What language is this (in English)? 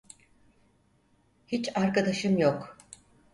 Turkish